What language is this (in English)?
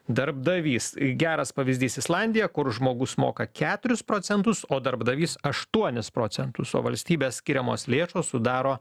Lithuanian